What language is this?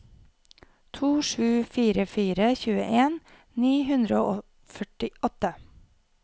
Norwegian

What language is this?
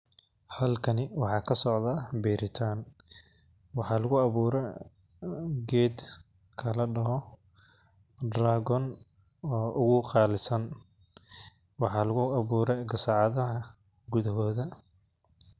Somali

